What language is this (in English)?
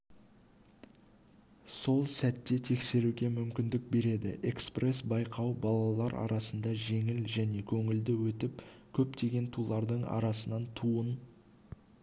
Kazakh